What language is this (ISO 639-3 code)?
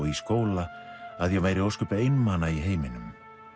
isl